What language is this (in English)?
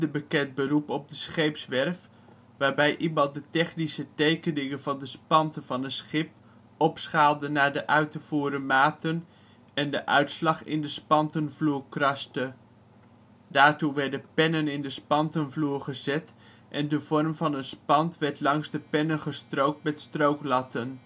Dutch